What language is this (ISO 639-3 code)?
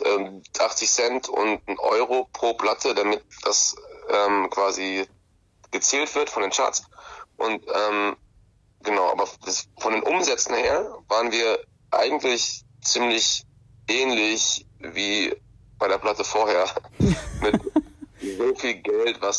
deu